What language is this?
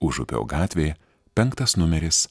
Lithuanian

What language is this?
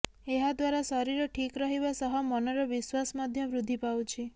Odia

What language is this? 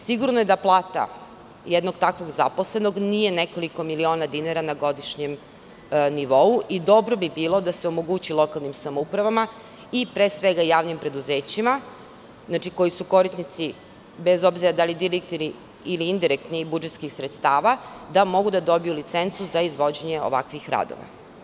Serbian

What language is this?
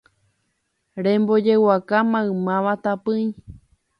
Guarani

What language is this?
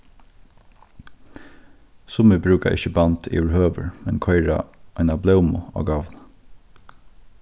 Faroese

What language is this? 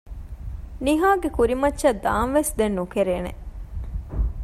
Divehi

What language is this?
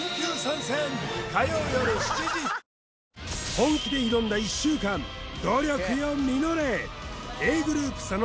Japanese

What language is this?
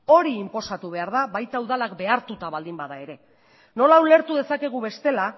Basque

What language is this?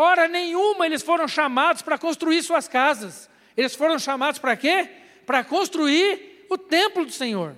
Portuguese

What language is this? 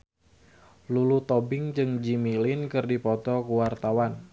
Sundanese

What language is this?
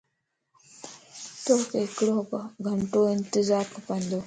Lasi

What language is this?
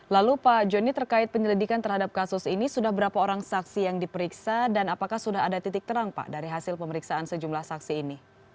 Indonesian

